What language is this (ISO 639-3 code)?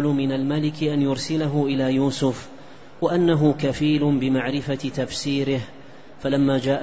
ara